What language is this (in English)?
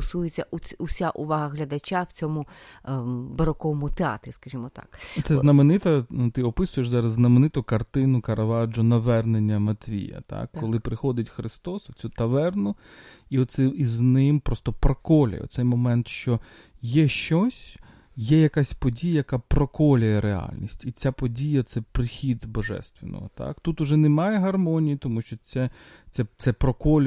Ukrainian